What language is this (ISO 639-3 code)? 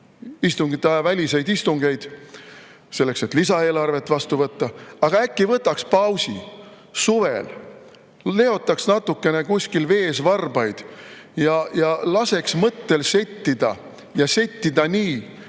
est